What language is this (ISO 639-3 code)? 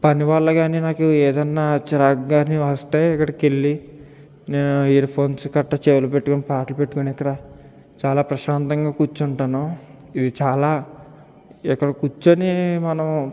tel